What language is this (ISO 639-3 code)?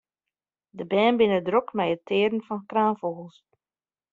fry